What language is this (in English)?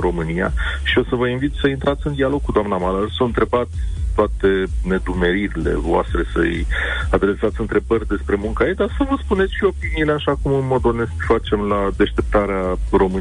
Romanian